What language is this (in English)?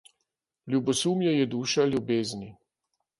Slovenian